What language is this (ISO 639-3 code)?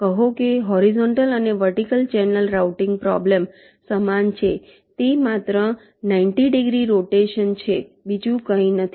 guj